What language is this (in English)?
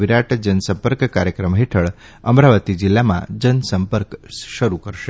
Gujarati